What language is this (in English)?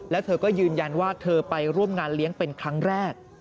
Thai